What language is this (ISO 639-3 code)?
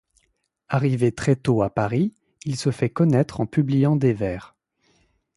fra